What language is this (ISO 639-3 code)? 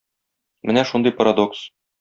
tat